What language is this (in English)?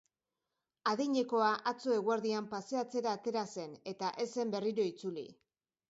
Basque